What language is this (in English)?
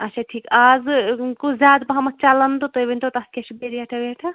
Kashmiri